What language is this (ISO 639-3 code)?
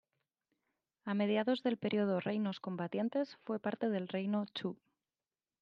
spa